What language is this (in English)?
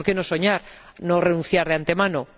Spanish